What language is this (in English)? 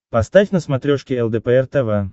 Russian